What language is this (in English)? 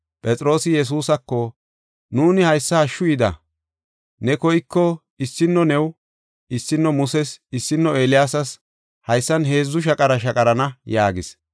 Gofa